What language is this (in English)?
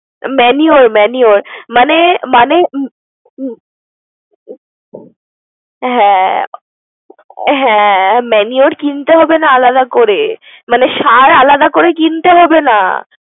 Bangla